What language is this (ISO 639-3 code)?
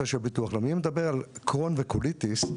heb